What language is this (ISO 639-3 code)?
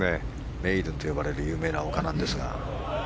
jpn